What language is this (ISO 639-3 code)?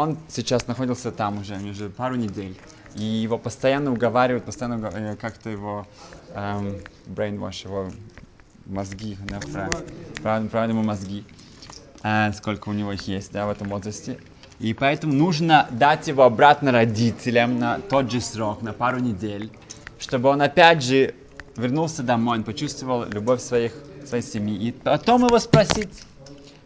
rus